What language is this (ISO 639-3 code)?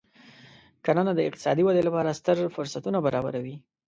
pus